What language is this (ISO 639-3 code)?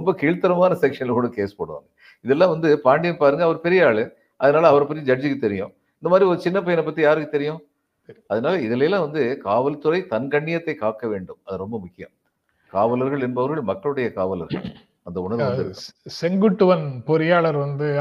tam